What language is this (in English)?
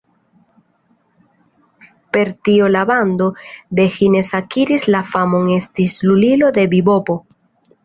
Esperanto